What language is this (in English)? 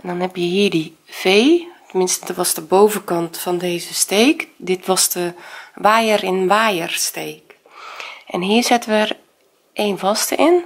Dutch